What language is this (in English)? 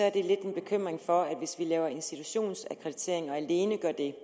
Danish